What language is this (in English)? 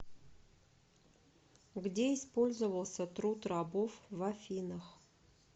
Russian